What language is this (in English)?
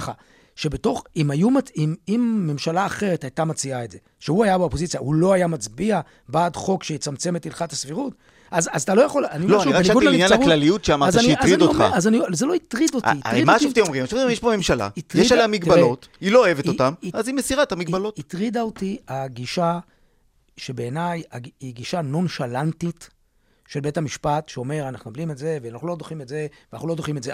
Hebrew